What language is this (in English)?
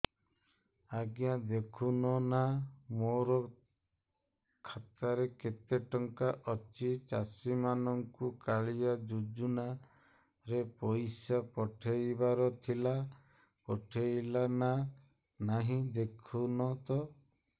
Odia